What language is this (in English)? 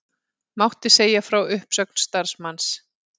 Icelandic